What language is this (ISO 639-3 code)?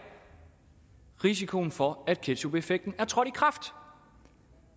dan